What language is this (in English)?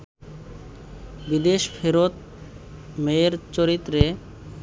Bangla